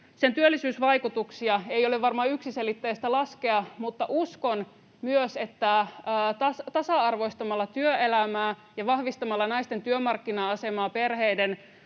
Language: Finnish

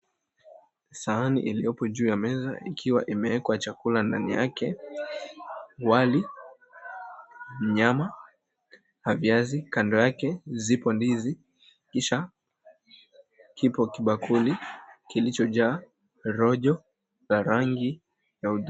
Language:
Swahili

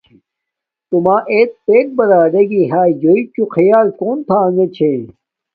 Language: Domaaki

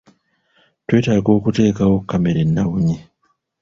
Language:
Ganda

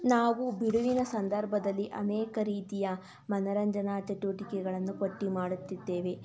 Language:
Kannada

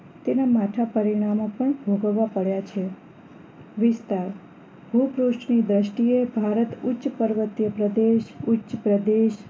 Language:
Gujarati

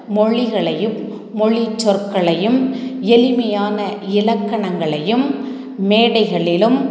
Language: Tamil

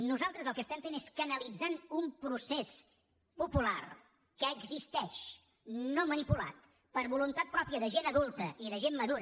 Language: Catalan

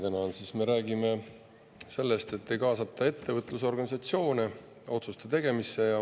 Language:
Estonian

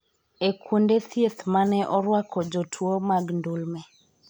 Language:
Luo (Kenya and Tanzania)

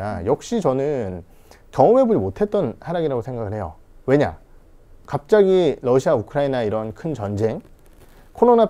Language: Korean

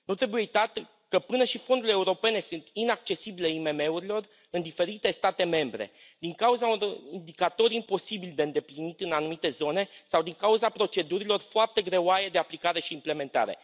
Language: Romanian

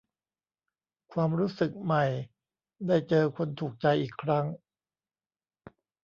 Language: Thai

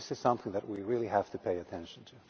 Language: English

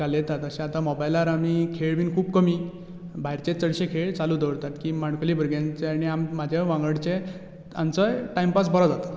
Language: Konkani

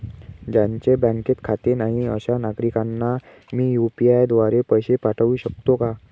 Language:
Marathi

